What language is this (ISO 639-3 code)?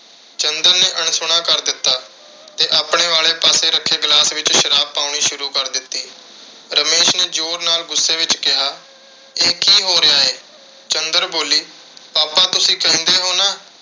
pan